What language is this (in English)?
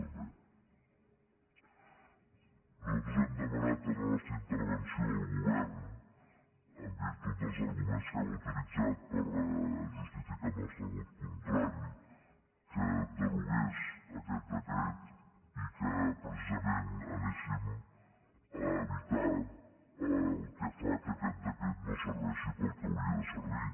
Catalan